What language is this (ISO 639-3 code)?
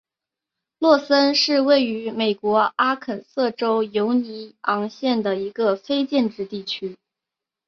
zho